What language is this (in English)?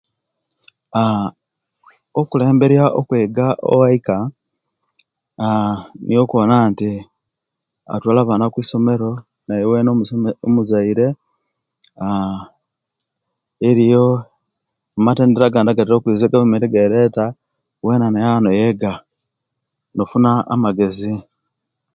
Kenyi